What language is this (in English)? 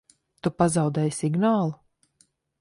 Latvian